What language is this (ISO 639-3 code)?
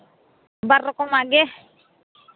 sat